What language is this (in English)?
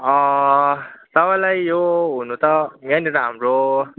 Nepali